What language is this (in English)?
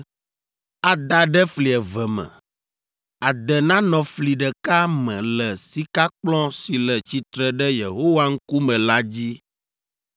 Ewe